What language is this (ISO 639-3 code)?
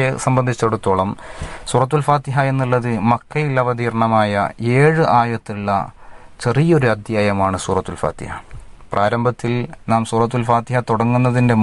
nld